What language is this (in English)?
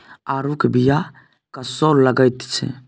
Maithili